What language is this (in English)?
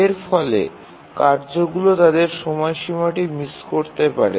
Bangla